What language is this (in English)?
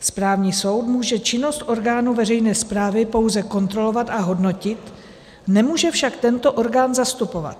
Czech